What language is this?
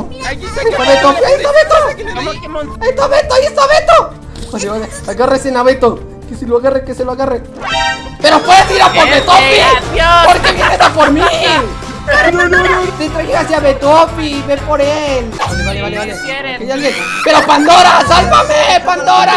Spanish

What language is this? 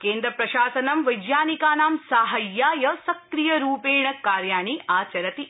Sanskrit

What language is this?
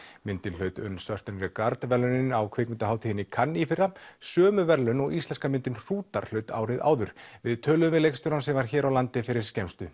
Icelandic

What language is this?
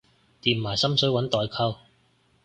Cantonese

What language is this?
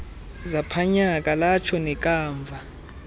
Xhosa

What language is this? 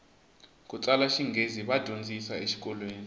Tsonga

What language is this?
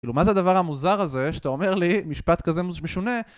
Hebrew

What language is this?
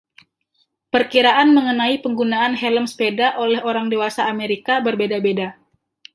Indonesian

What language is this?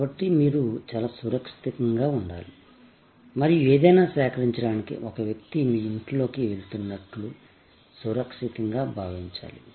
Telugu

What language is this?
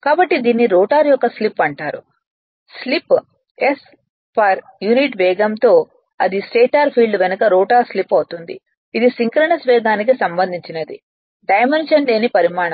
Telugu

